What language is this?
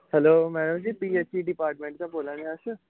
Dogri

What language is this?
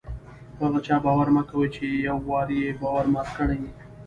Pashto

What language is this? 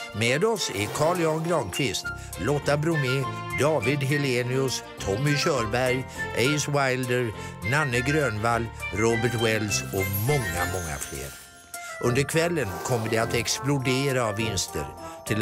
Swedish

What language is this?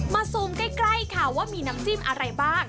Thai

